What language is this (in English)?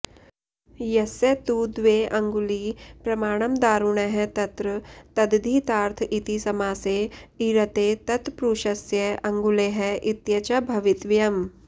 Sanskrit